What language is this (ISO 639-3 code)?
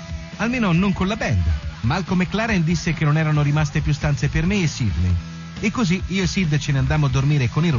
ita